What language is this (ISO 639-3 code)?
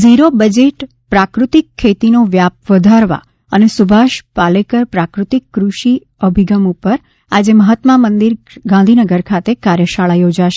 guj